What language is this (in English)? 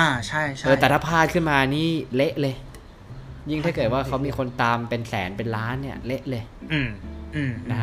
Thai